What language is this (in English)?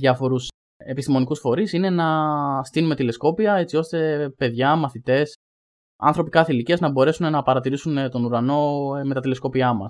Greek